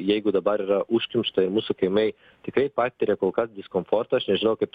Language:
Lithuanian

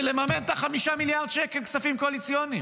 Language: Hebrew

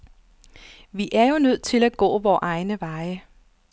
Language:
Danish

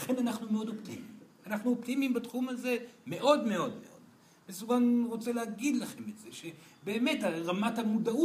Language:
Hebrew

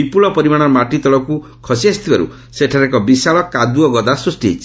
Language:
Odia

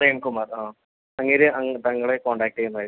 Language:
Malayalam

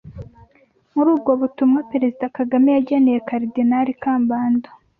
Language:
Kinyarwanda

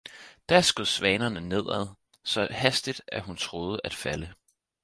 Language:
Danish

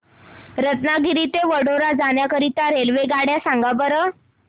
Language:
Marathi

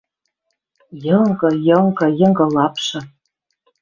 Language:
Western Mari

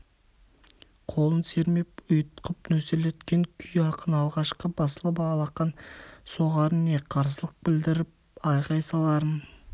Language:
Kazakh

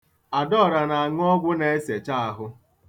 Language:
Igbo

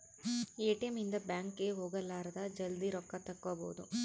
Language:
Kannada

